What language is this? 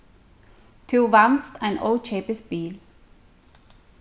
Faroese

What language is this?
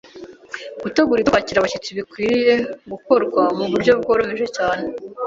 Kinyarwanda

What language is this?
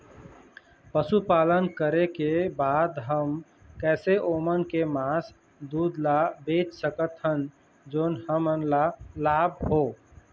Chhattisgarhi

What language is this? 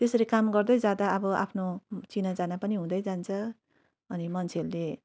Nepali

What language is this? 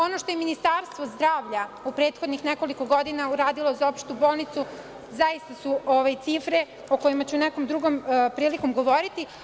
Serbian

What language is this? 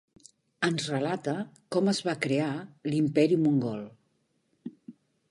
Catalan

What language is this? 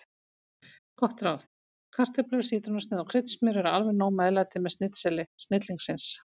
Icelandic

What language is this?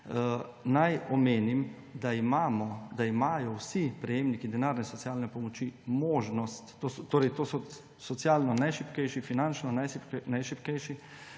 Slovenian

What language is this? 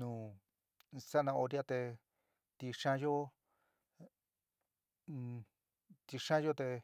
San Miguel El Grande Mixtec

